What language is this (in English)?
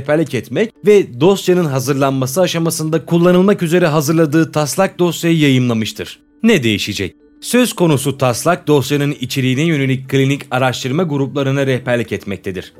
Turkish